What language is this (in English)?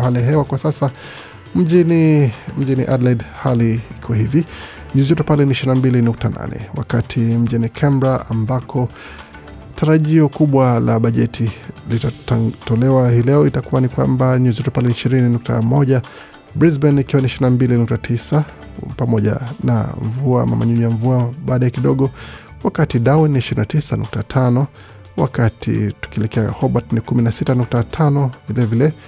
Swahili